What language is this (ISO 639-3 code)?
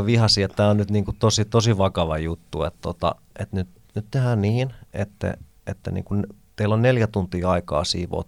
fin